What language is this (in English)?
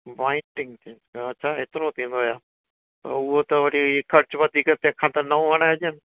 Sindhi